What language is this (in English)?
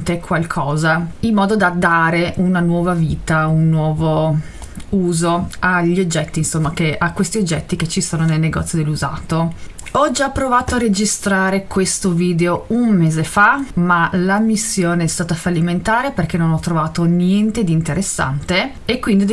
Italian